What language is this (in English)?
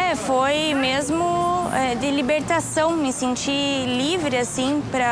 Portuguese